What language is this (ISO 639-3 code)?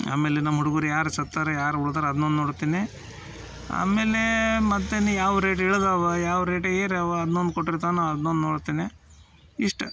kan